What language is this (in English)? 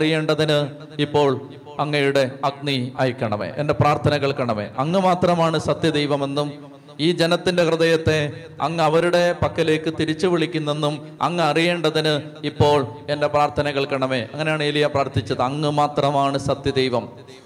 Malayalam